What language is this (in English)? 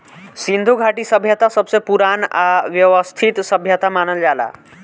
Bhojpuri